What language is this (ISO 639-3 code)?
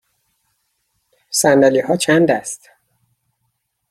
fas